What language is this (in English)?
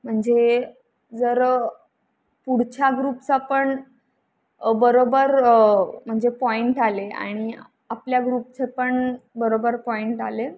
Marathi